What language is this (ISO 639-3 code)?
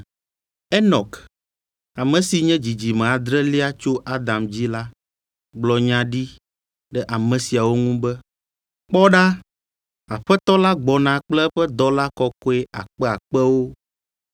ewe